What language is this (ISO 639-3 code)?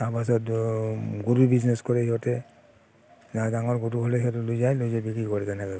asm